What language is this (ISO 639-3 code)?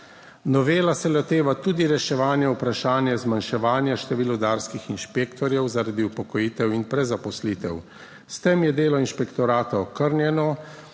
slv